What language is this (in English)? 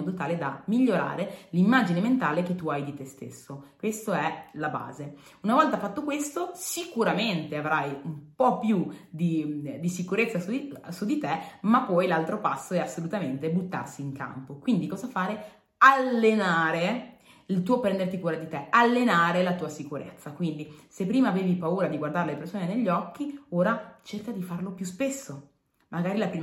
Italian